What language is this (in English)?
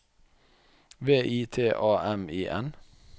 Norwegian